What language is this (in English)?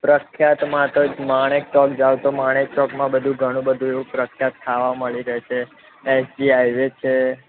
Gujarati